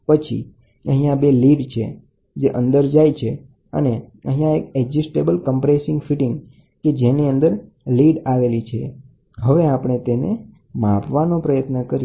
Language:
Gujarati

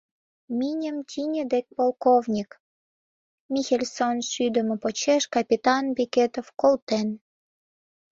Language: Mari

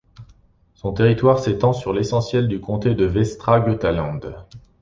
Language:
French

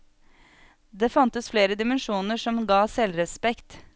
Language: Norwegian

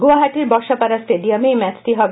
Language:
Bangla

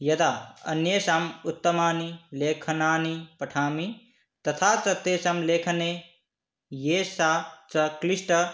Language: Sanskrit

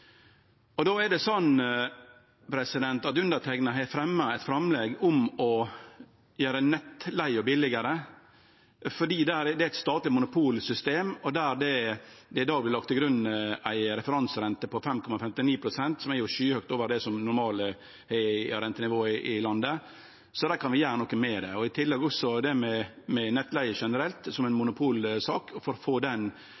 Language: Norwegian Nynorsk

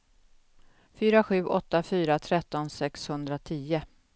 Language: Swedish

